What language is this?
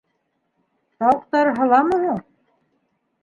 Bashkir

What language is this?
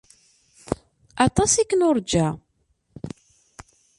Kabyle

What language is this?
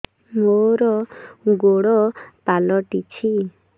Odia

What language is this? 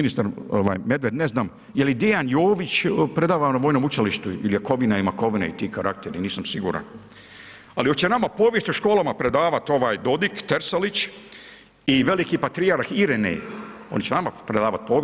Croatian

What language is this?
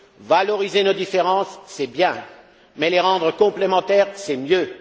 French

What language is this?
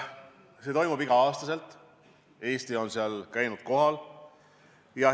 Estonian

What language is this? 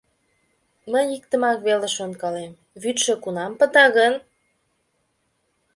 Mari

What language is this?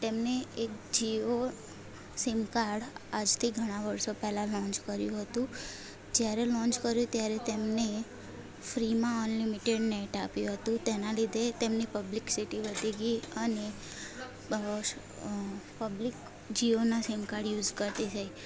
Gujarati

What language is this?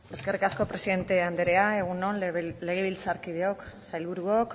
Basque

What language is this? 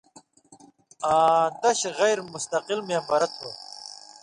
Indus Kohistani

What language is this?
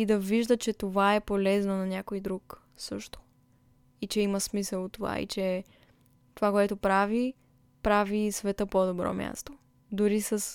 Bulgarian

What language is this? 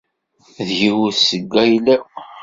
Kabyle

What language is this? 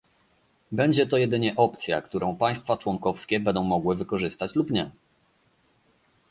Polish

